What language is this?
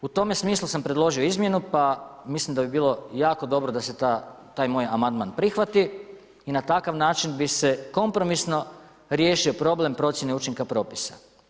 Croatian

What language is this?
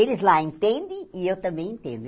Portuguese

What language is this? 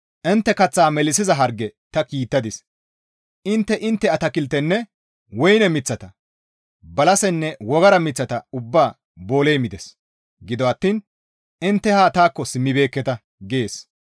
Gamo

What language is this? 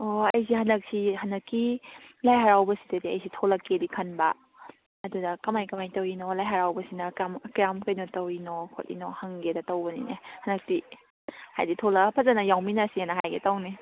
Manipuri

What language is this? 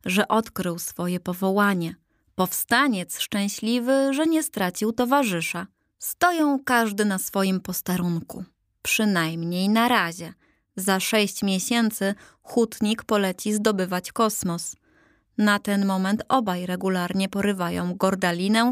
Polish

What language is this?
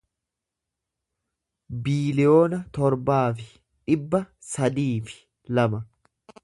Oromo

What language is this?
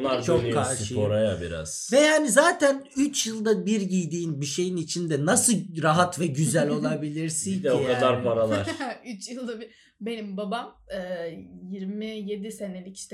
Turkish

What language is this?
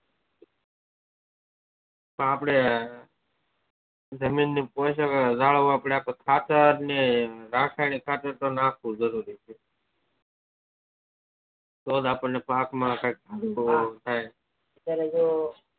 Gujarati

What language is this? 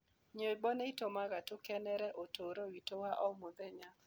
Kikuyu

